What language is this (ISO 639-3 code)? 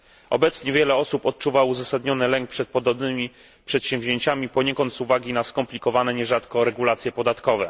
pol